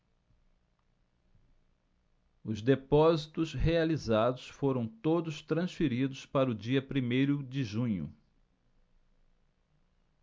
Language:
Portuguese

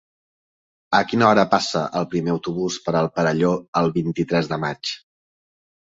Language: Catalan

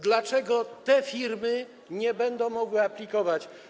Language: Polish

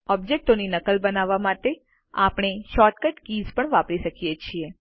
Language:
Gujarati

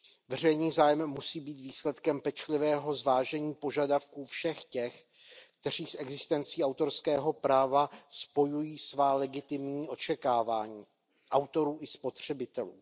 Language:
Czech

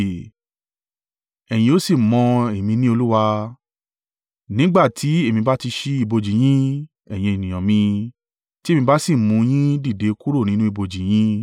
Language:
Yoruba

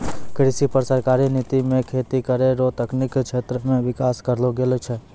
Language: Maithili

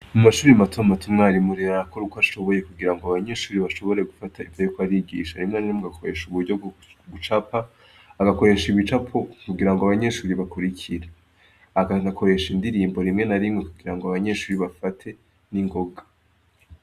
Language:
Rundi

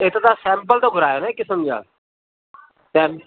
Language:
Sindhi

